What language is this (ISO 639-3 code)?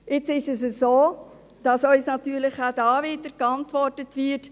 gsw